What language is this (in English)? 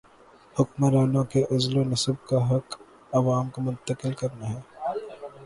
Urdu